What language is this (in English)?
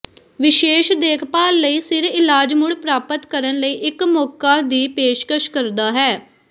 Punjabi